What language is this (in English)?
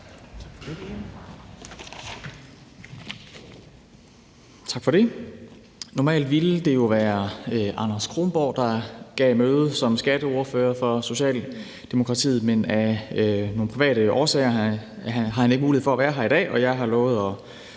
Danish